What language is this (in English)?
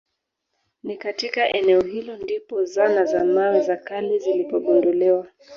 Swahili